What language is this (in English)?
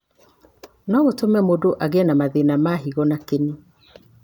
Kikuyu